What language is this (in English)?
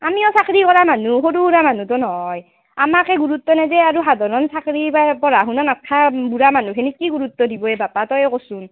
Assamese